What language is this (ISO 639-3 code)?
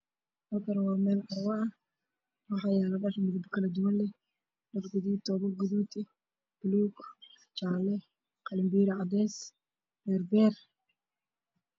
som